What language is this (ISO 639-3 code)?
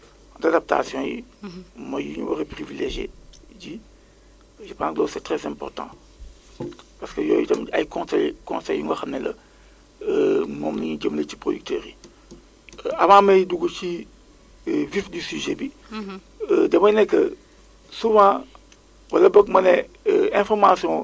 wol